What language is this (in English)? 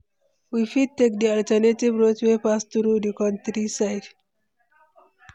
Nigerian Pidgin